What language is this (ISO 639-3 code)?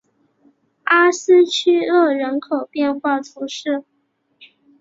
zho